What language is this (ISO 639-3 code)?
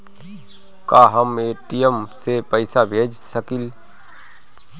bho